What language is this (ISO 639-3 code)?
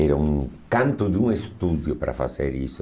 por